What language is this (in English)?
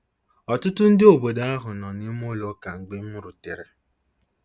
Igbo